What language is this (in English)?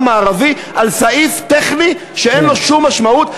Hebrew